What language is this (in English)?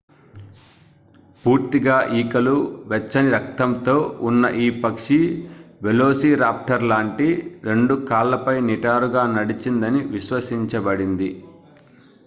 Telugu